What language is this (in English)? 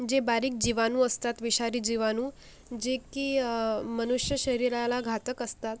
Marathi